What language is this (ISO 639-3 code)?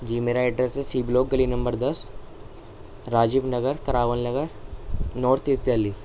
urd